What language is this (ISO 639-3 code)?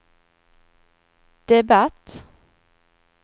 swe